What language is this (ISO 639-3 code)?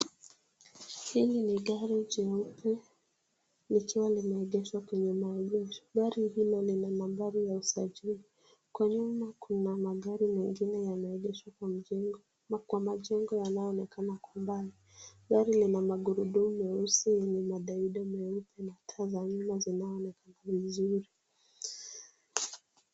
swa